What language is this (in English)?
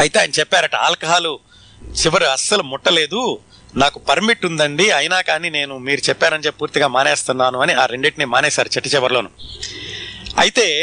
Telugu